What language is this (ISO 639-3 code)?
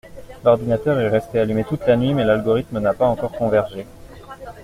fra